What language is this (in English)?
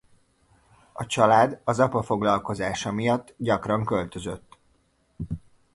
Hungarian